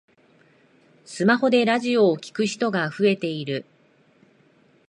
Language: Japanese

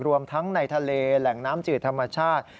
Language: Thai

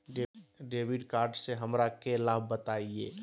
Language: Magahi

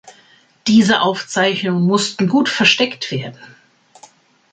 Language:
German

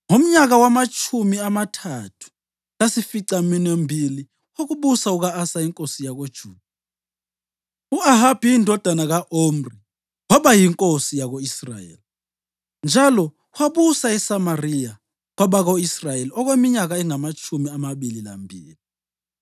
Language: North Ndebele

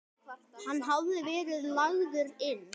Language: Icelandic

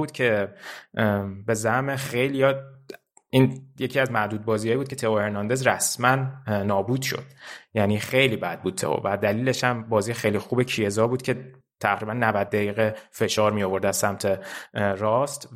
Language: Persian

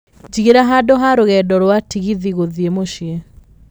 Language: Kikuyu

